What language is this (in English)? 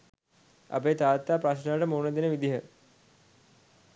Sinhala